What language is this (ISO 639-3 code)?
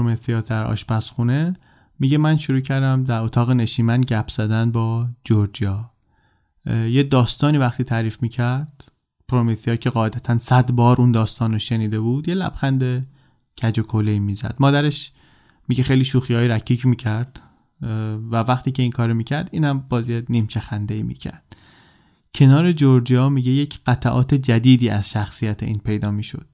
fas